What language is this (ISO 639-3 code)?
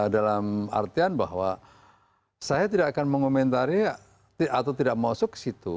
ind